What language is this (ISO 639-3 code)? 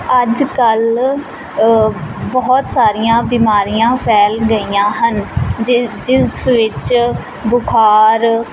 pan